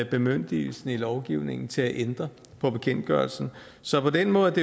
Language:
Danish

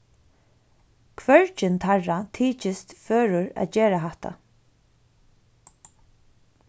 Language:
Faroese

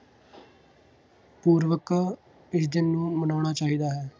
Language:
Punjabi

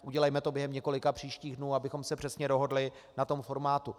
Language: Czech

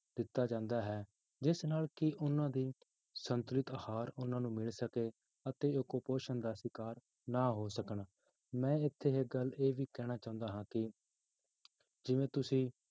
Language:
Punjabi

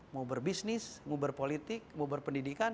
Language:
Indonesian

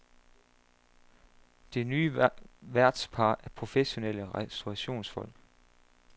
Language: Danish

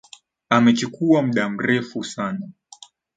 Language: Swahili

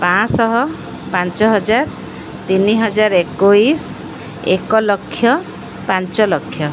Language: Odia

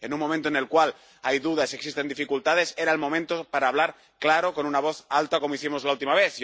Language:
Spanish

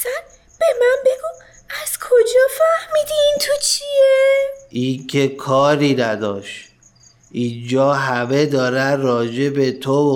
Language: Persian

